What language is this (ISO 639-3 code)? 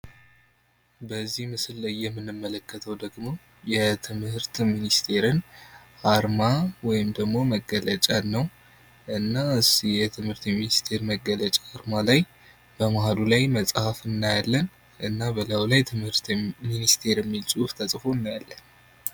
amh